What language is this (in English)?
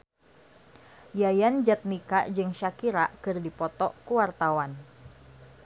Sundanese